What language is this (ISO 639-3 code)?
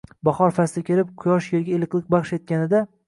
uzb